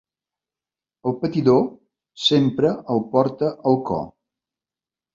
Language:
Catalan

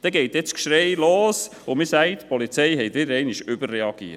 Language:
Swiss German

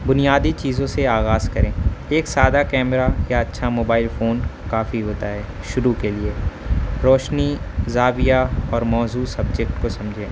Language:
Urdu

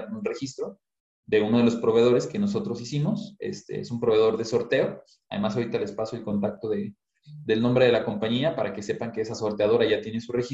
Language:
Spanish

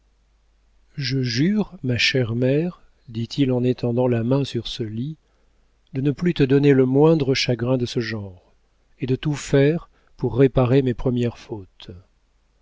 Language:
French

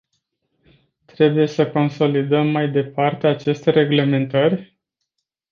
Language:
Romanian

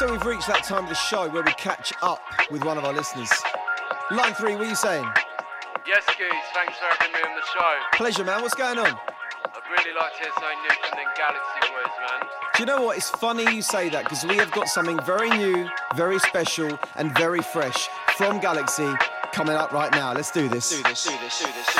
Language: English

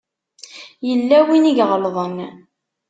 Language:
Kabyle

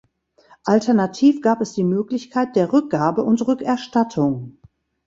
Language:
German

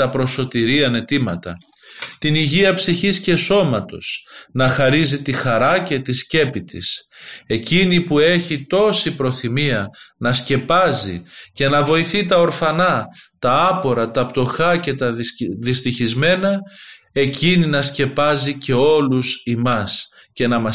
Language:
Greek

